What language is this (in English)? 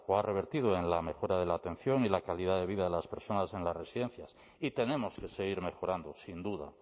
Spanish